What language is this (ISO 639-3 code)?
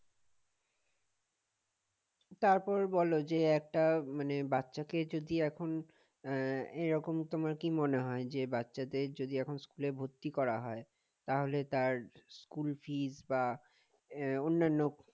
ben